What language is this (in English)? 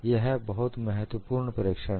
Hindi